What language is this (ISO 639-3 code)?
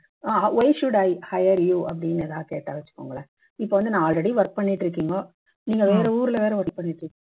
tam